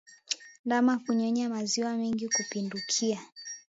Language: Swahili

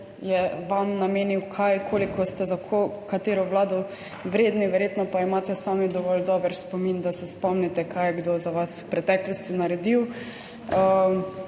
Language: Slovenian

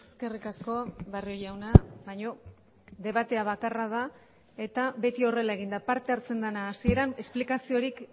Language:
Basque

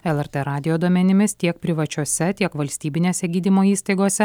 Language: Lithuanian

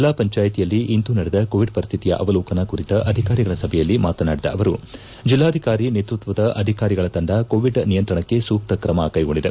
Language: Kannada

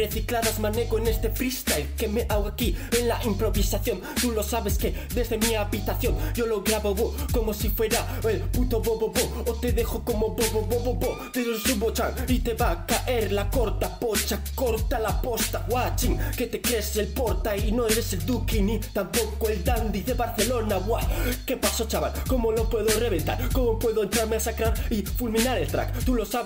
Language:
Spanish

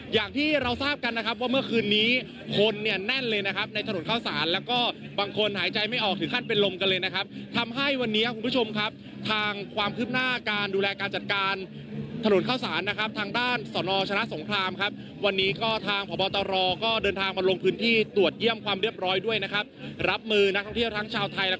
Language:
Thai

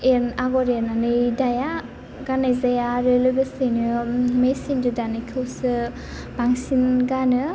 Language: Bodo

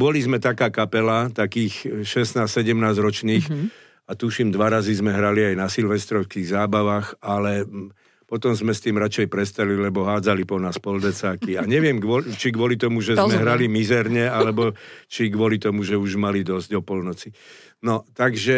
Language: Slovak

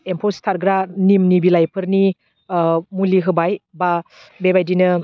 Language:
Bodo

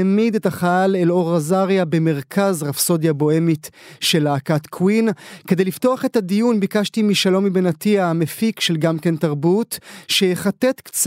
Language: Hebrew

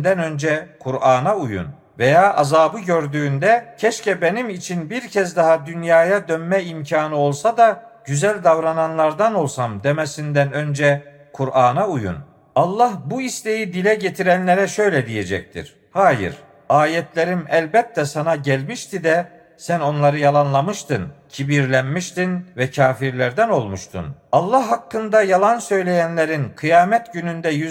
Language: Turkish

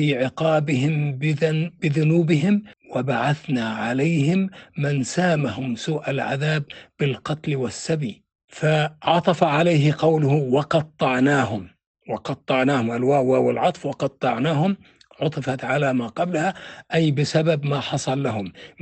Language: Arabic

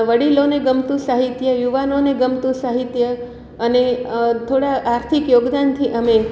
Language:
Gujarati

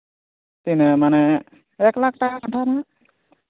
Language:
Santali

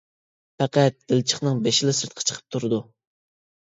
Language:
Uyghur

